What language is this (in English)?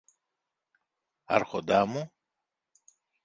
Greek